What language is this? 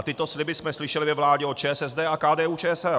Czech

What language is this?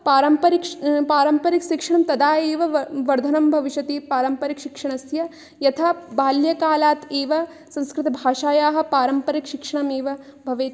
Sanskrit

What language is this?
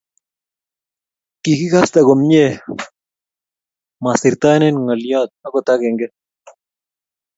Kalenjin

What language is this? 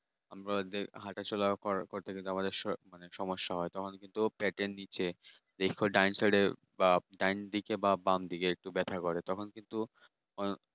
Bangla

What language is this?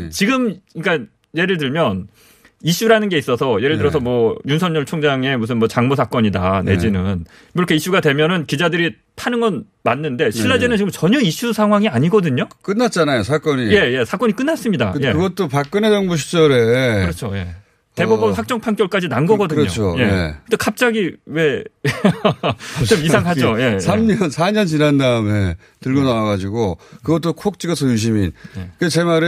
Korean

